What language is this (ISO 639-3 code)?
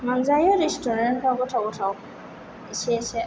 brx